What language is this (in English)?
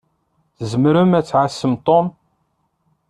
Kabyle